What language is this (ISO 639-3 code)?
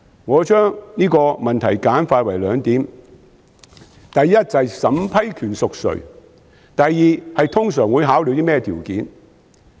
yue